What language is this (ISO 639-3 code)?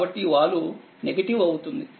tel